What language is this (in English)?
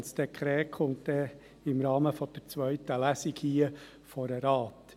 Swiss German